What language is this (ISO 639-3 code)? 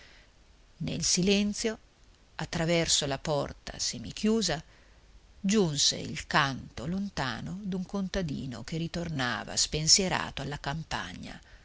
ita